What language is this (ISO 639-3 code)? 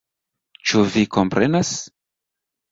epo